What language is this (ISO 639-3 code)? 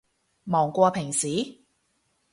yue